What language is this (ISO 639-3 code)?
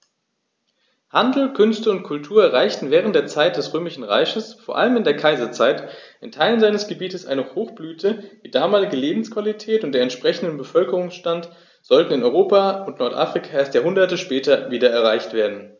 deu